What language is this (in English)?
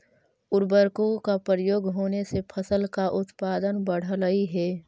Magahi